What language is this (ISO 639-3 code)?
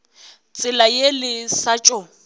nso